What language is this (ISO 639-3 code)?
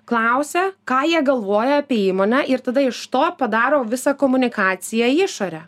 lit